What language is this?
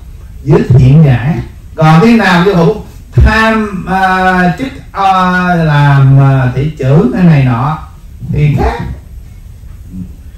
Vietnamese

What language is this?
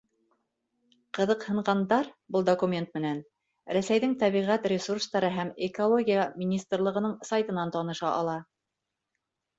Bashkir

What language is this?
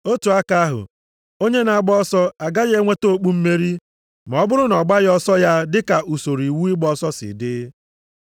Igbo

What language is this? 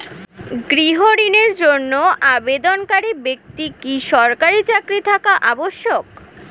Bangla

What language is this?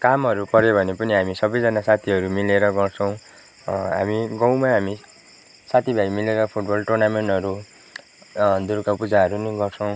Nepali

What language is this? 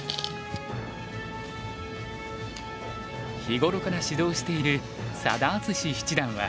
Japanese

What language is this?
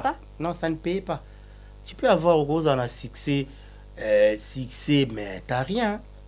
French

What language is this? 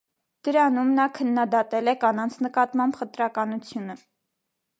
Armenian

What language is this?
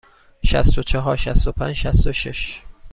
Persian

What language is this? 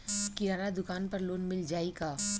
Bhojpuri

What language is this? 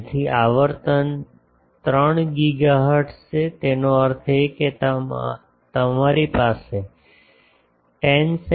Gujarati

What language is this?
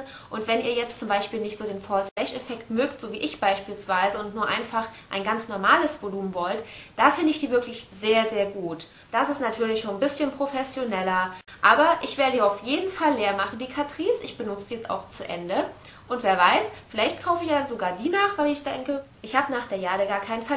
German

